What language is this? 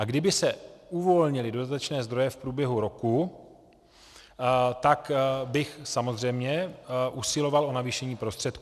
Czech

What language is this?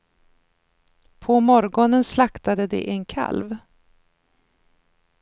Swedish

